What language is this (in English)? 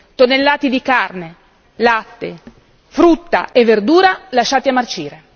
Italian